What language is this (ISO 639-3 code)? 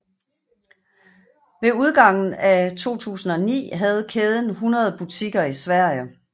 dan